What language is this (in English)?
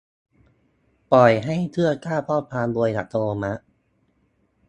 Thai